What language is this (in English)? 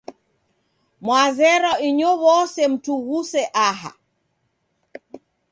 Taita